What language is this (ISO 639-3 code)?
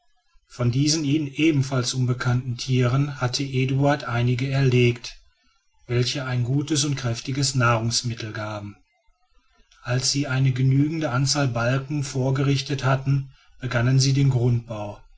deu